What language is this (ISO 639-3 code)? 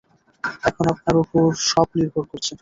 ben